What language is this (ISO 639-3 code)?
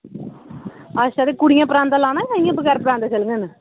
doi